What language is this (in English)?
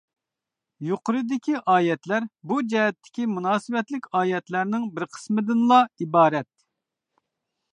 Uyghur